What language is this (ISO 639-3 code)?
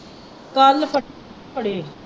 pan